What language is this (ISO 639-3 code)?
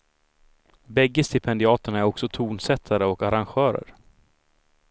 swe